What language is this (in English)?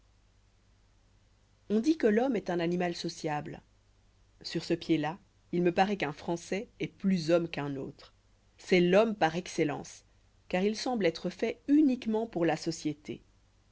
French